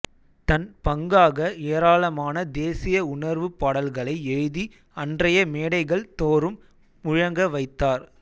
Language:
Tamil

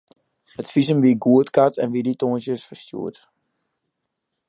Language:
Western Frisian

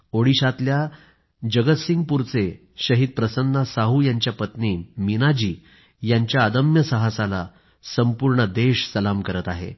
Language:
Marathi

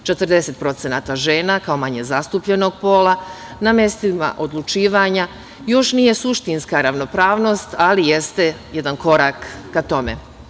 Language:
Serbian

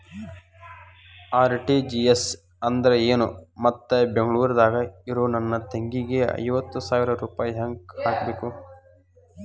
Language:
Kannada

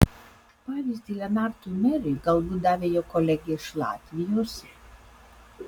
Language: Lithuanian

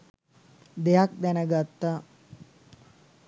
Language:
Sinhala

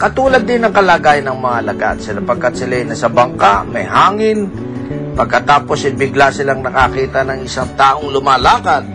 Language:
Filipino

